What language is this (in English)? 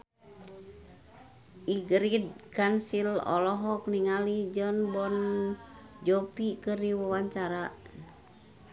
Sundanese